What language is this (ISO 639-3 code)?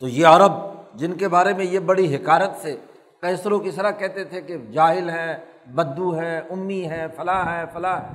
urd